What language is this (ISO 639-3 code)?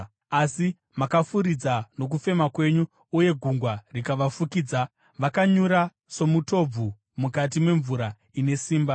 sna